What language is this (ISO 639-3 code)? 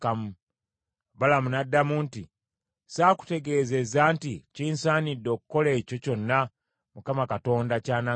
lug